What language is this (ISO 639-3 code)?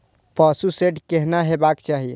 mai